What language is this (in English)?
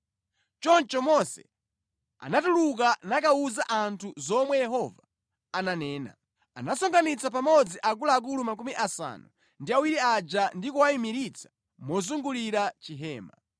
Nyanja